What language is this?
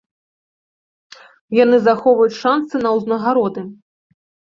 Belarusian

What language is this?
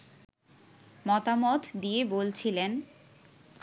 Bangla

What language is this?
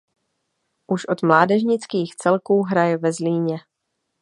Czech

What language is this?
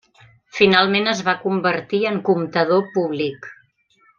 Catalan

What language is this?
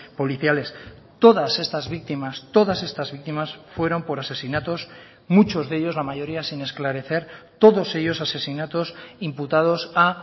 Spanish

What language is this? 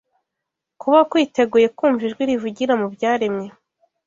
Kinyarwanda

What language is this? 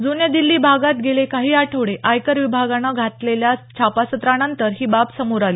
Marathi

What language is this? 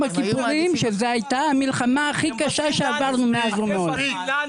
Hebrew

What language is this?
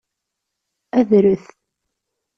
Kabyle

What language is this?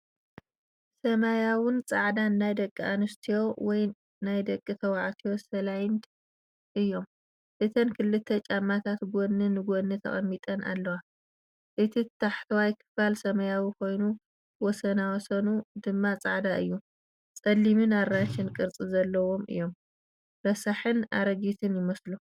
Tigrinya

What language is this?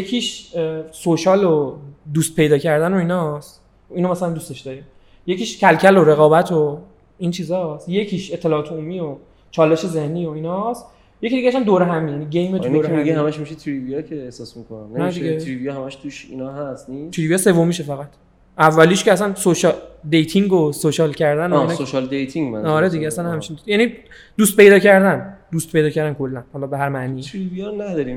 Persian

